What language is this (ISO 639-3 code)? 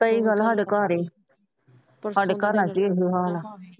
pan